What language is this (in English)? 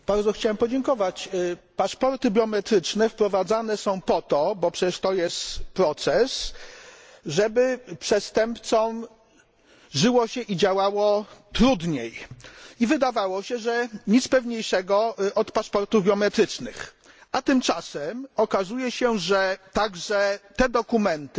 Polish